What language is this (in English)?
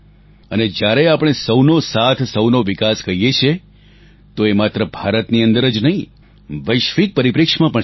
Gujarati